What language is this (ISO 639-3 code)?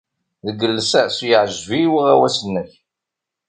kab